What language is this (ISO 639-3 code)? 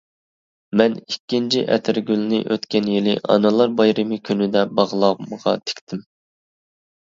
uig